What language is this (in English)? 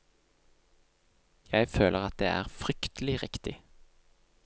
Norwegian